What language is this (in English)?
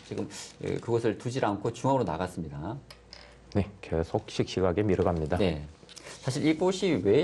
Korean